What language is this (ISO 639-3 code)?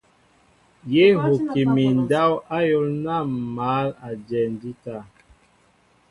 mbo